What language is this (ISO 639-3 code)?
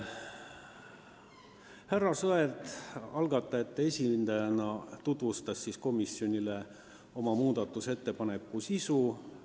est